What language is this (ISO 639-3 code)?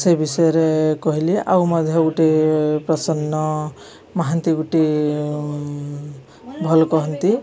ori